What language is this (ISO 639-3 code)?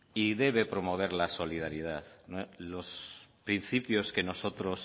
spa